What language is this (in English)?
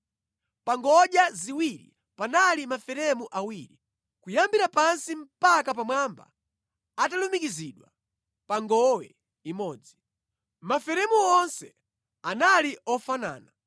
Nyanja